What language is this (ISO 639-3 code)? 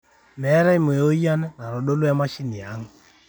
mas